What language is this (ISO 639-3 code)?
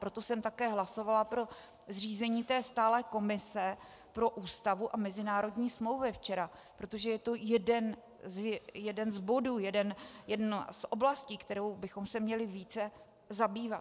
ces